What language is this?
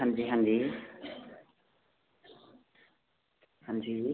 Dogri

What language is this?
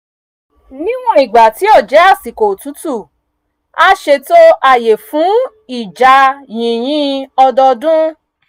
Yoruba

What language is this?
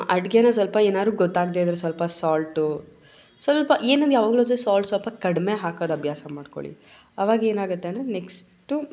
Kannada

